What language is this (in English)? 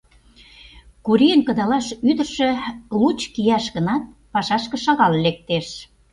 Mari